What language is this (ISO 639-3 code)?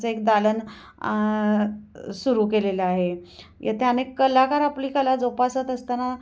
mar